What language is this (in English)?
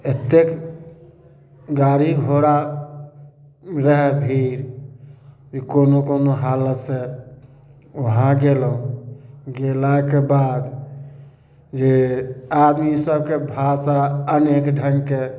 Maithili